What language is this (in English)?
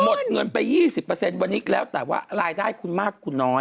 Thai